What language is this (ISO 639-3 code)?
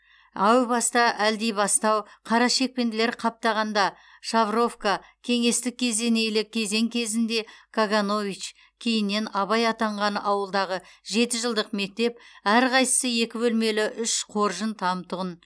kaz